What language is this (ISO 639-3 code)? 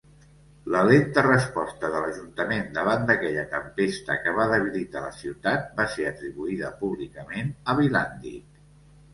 cat